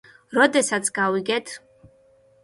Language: Georgian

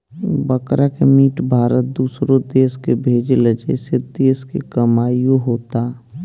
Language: Bhojpuri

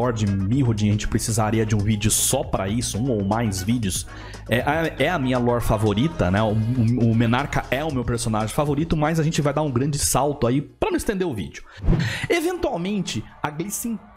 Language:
Portuguese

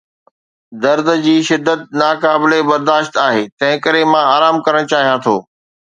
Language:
Sindhi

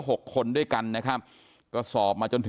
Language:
Thai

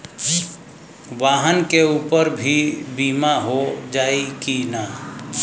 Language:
Bhojpuri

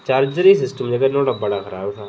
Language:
Dogri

